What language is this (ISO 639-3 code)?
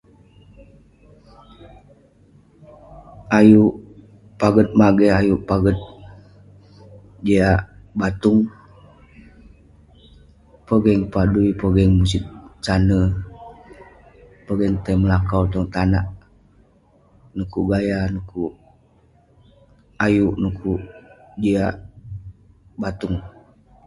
pne